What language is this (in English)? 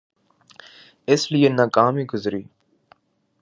Urdu